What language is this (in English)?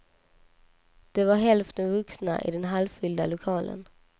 Swedish